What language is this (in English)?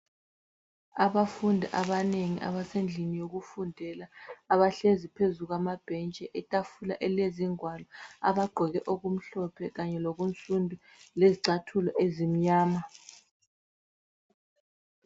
North Ndebele